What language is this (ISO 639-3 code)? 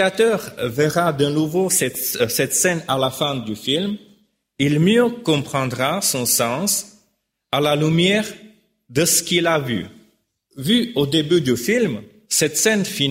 fra